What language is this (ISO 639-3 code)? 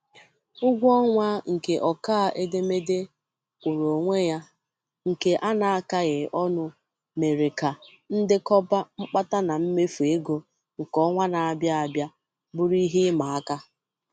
ibo